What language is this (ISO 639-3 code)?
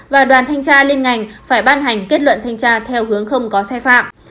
vie